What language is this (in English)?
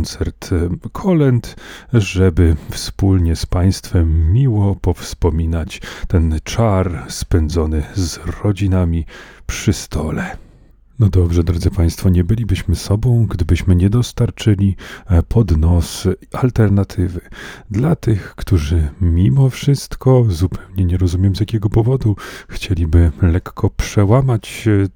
Polish